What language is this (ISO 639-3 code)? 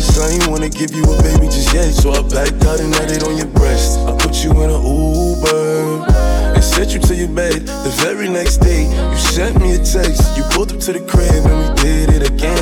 eng